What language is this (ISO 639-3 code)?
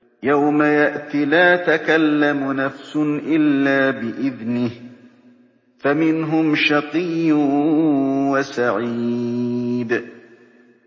ara